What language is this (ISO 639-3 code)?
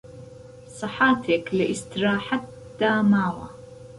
ckb